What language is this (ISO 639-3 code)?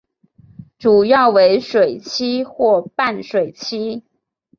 zho